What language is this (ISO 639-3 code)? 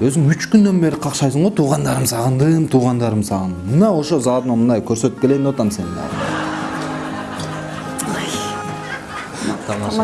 tur